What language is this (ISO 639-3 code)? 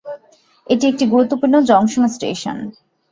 ben